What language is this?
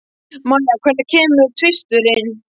Icelandic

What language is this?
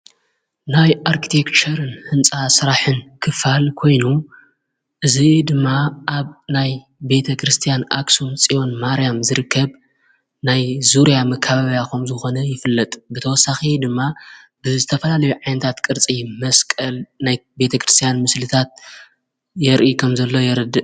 Tigrinya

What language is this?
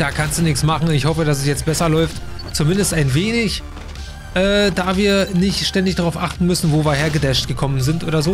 German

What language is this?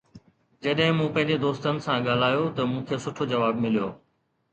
Sindhi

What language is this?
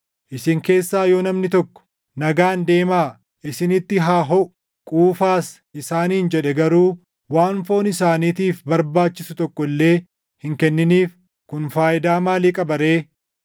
Oromo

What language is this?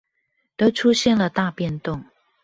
Chinese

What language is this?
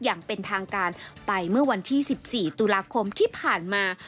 Thai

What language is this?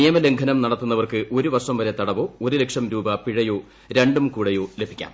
Malayalam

